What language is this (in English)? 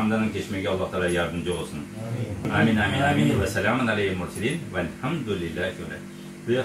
Turkish